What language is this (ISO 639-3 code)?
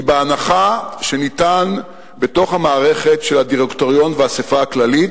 heb